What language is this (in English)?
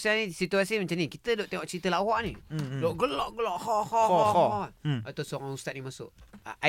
Malay